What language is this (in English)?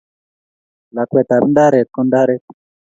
Kalenjin